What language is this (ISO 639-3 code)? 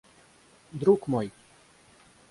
rus